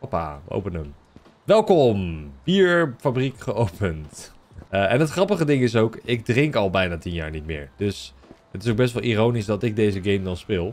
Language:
Dutch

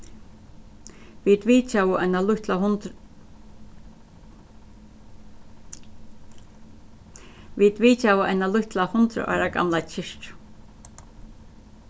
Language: Faroese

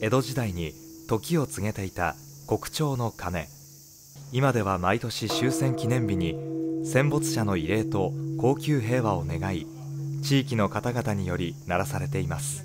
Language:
Japanese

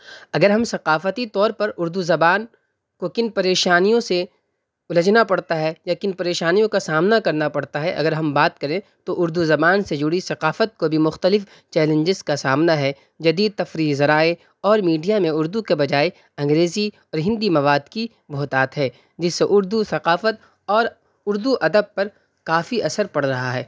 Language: Urdu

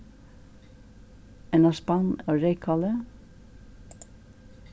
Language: Faroese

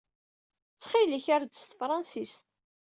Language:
Kabyle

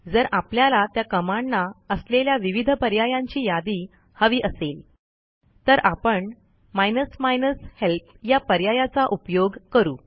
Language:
Marathi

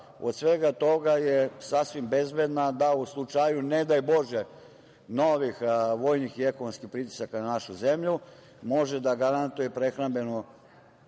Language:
Serbian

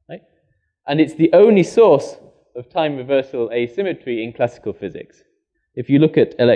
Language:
English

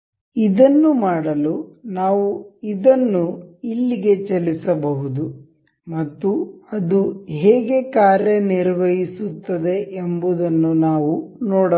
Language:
Kannada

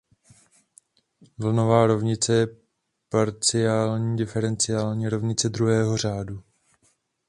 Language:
Czech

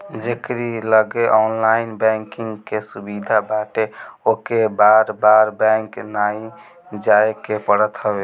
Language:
Bhojpuri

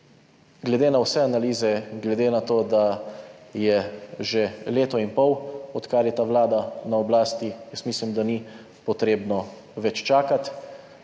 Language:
Slovenian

